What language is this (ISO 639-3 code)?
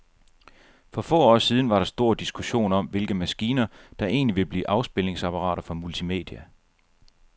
dan